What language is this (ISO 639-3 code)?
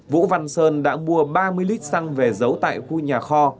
vie